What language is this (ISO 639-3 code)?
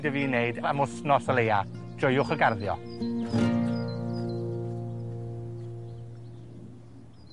cym